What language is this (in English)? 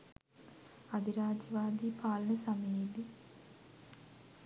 Sinhala